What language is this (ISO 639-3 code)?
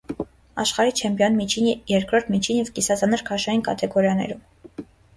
hye